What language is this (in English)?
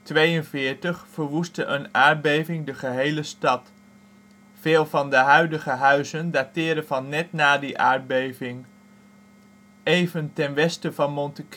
Dutch